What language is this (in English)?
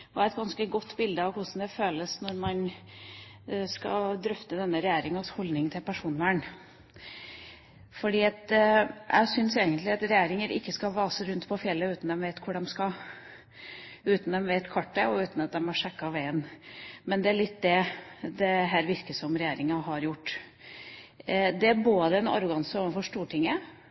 Norwegian Bokmål